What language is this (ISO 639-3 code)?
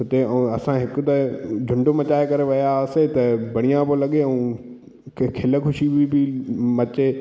snd